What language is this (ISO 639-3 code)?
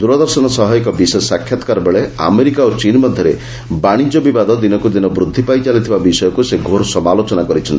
ori